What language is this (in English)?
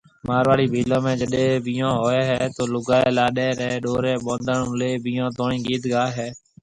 Marwari (Pakistan)